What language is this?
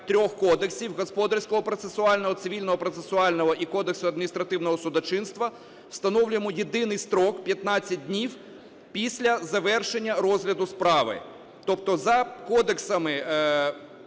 Ukrainian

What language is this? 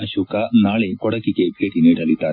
Kannada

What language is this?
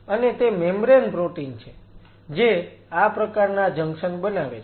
Gujarati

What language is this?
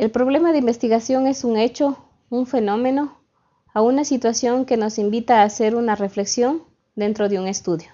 Spanish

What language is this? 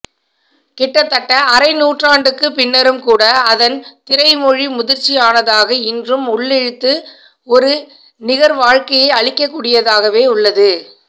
Tamil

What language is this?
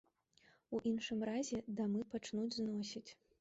Belarusian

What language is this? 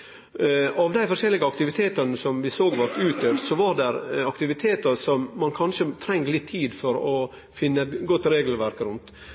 Norwegian Nynorsk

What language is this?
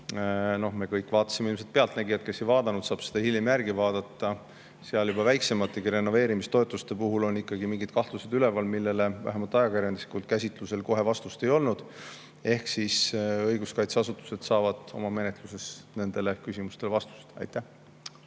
Estonian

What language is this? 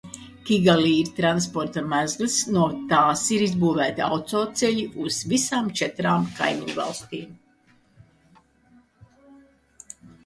Latvian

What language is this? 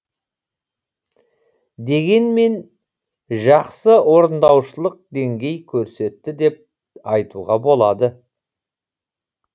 Kazakh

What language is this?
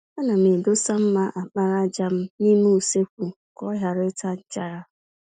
Igbo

